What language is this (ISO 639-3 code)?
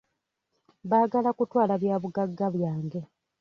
lug